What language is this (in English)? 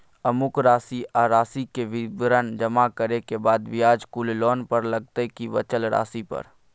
Maithili